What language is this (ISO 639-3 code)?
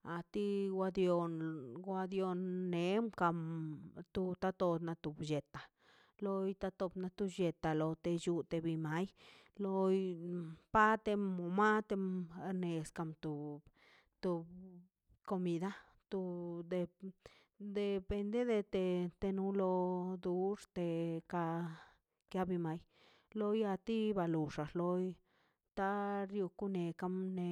zpy